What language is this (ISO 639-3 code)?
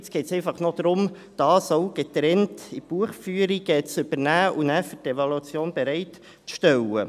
gsw